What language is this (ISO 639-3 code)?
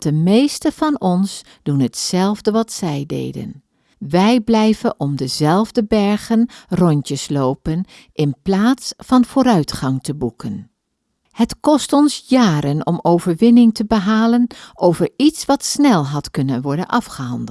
nld